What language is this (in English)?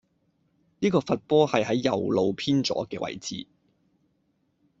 Cantonese